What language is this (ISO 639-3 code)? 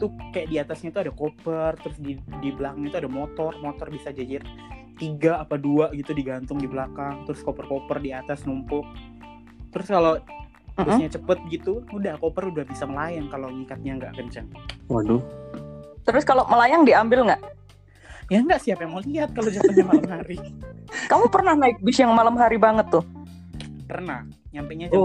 ind